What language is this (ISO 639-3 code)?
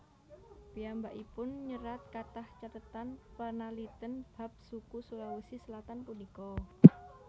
jav